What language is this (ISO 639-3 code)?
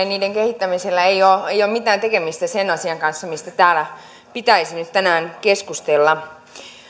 fin